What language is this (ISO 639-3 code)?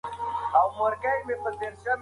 pus